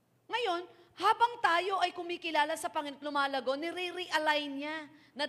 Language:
Filipino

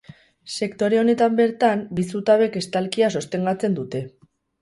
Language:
Basque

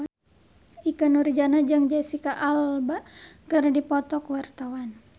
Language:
Sundanese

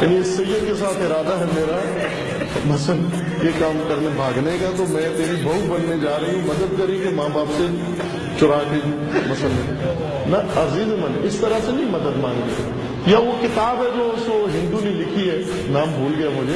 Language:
Turkish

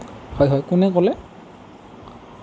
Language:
Assamese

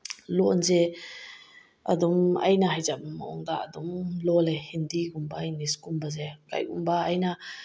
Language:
Manipuri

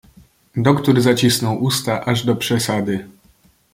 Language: Polish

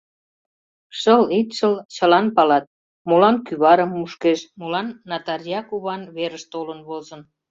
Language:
Mari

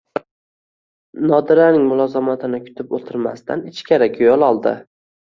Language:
Uzbek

